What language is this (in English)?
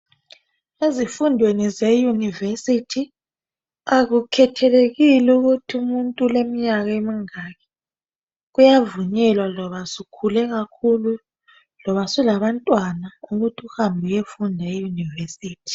North Ndebele